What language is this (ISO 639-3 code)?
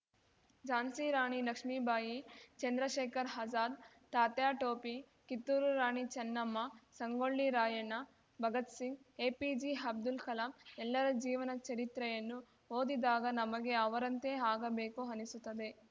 kan